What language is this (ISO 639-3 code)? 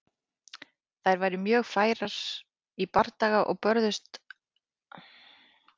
isl